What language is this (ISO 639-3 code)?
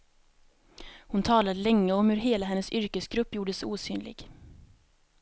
swe